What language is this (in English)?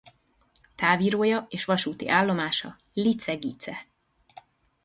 Hungarian